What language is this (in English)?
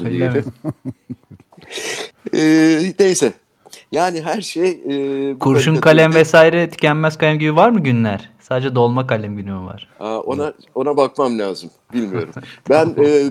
Turkish